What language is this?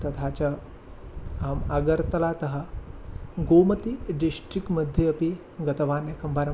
Sanskrit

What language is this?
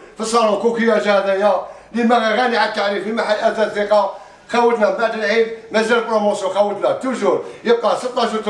Arabic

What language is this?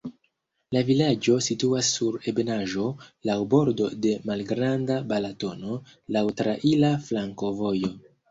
Esperanto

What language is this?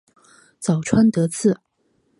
Chinese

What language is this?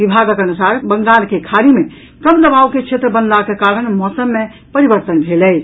Maithili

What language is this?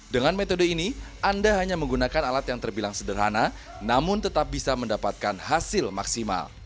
Indonesian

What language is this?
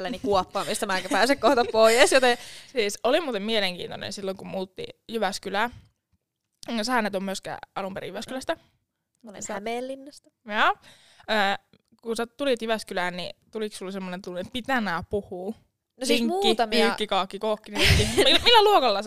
Finnish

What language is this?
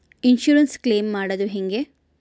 Kannada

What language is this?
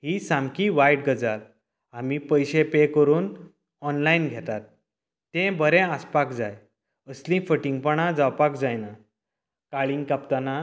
Konkani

